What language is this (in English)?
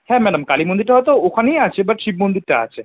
Bangla